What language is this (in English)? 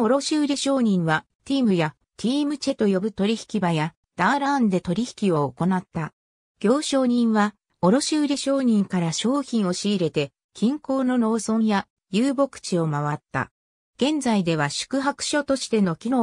Japanese